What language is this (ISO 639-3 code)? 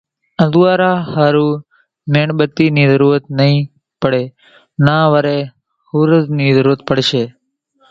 gjk